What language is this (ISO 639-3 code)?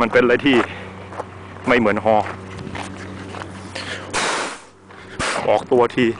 tha